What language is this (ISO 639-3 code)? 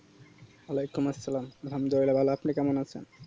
ben